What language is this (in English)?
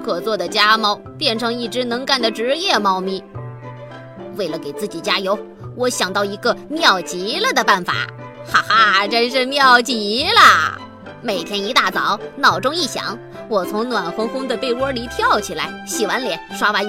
Chinese